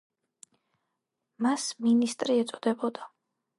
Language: Georgian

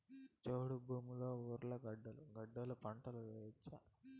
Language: Telugu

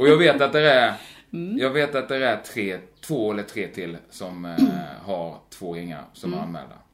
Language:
Swedish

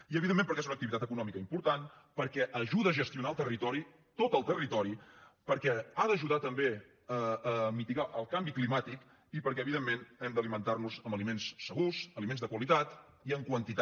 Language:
Catalan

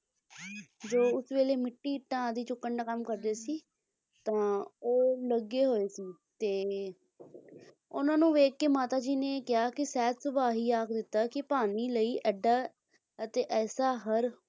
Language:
Punjabi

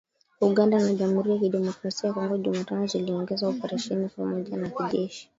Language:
Swahili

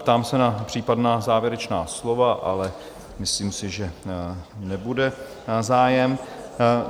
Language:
Czech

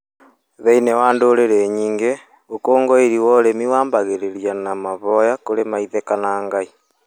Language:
Kikuyu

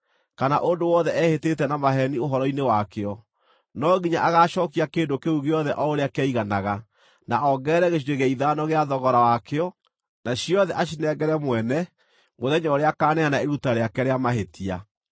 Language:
Kikuyu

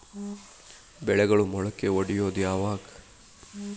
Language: Kannada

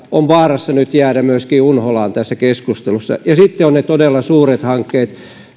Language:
Finnish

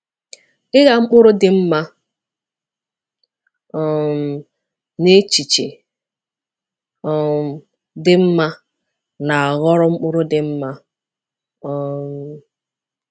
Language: Igbo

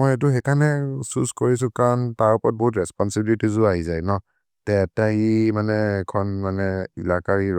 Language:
Maria (India)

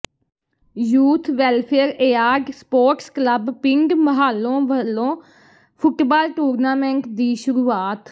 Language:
Punjabi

